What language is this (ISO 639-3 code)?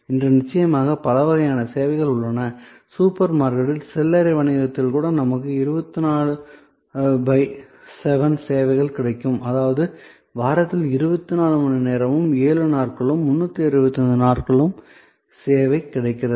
tam